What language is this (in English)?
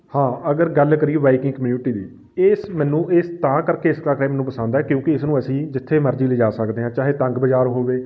Punjabi